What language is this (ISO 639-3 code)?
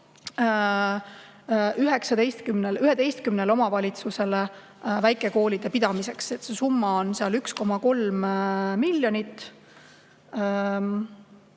est